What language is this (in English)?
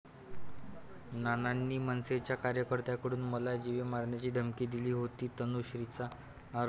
Marathi